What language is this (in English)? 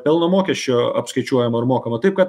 Lithuanian